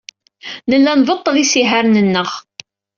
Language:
Kabyle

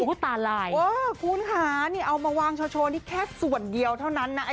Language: Thai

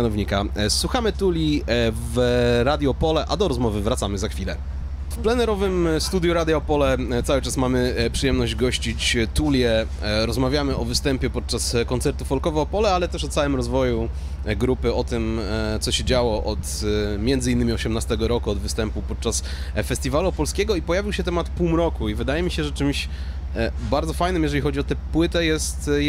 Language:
Polish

